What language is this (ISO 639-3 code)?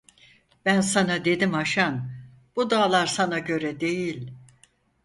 tur